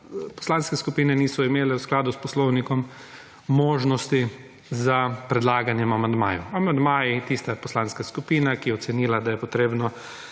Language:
Slovenian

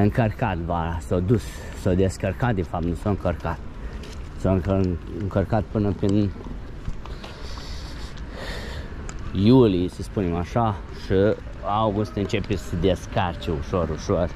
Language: Romanian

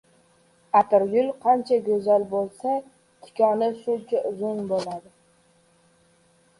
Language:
Uzbek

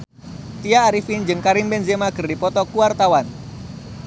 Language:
Sundanese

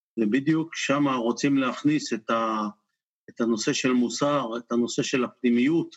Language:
Hebrew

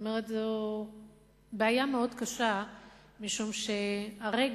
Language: Hebrew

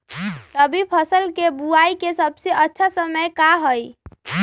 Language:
Magahi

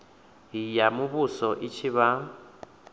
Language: Venda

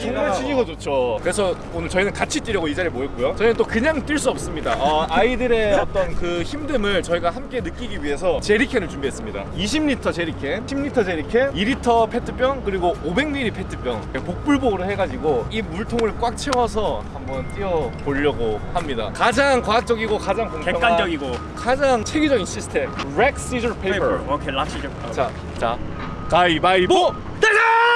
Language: Korean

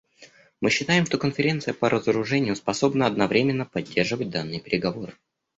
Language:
Russian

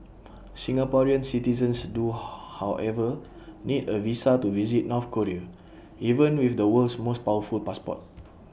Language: English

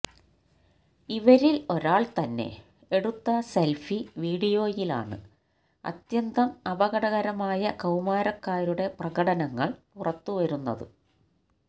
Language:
Malayalam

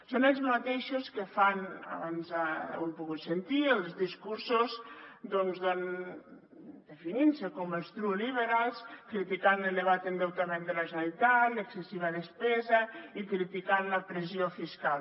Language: Catalan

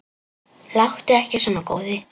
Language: Icelandic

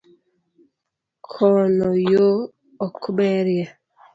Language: Luo (Kenya and Tanzania)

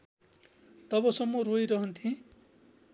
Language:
Nepali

